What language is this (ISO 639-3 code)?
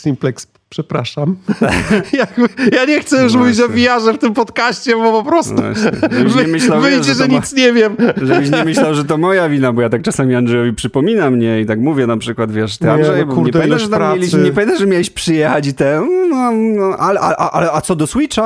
pol